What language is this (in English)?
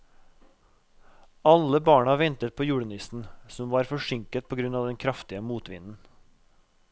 Norwegian